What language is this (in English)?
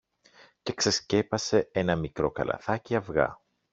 Greek